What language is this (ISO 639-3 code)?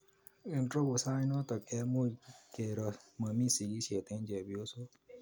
kln